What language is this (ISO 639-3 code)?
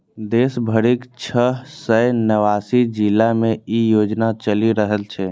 mai